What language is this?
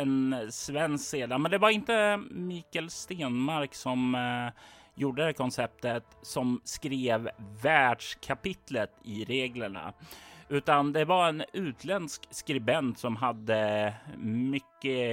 Swedish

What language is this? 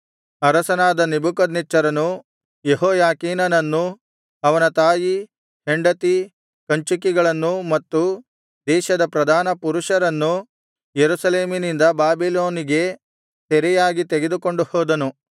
Kannada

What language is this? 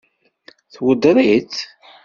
Kabyle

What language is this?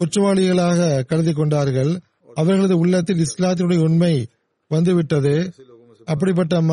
Tamil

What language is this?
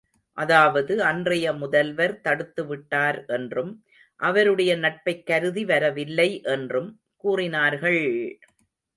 Tamil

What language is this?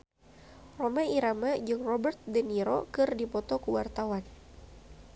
Sundanese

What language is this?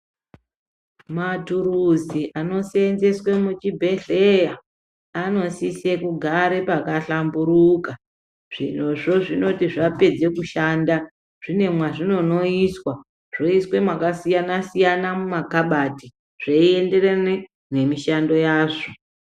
Ndau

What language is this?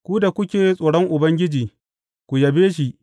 Hausa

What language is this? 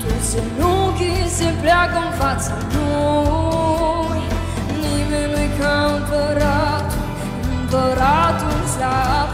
Romanian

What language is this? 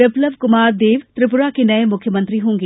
Hindi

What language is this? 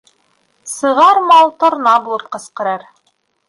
Bashkir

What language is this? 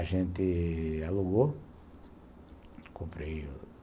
Portuguese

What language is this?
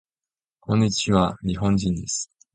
Japanese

